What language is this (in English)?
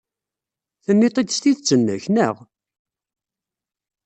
Kabyle